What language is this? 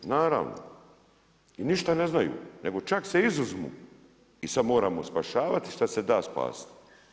Croatian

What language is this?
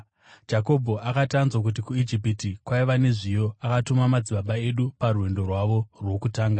Shona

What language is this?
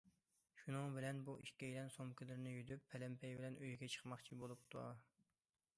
Uyghur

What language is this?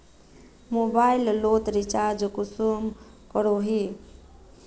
Magahi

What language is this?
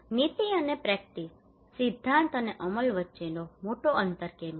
Gujarati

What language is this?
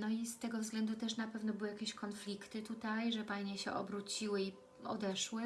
Polish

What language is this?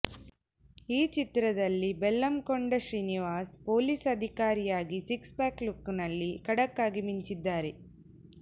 Kannada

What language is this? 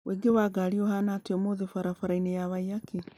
Kikuyu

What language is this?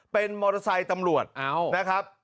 Thai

